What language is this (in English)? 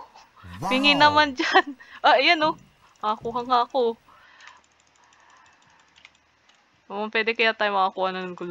Filipino